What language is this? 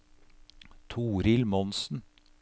Norwegian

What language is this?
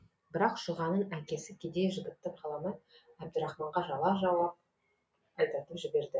Kazakh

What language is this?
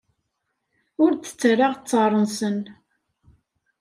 Kabyle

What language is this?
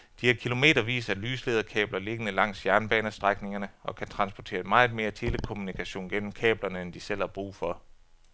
Danish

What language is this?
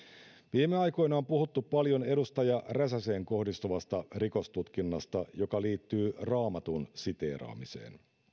Finnish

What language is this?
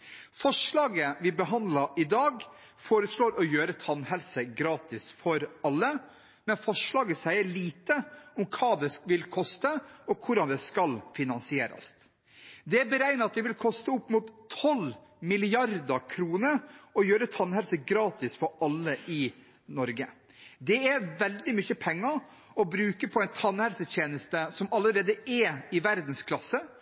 Norwegian Bokmål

